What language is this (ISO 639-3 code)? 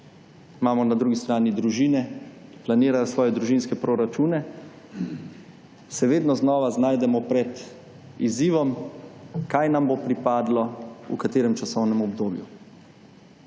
slv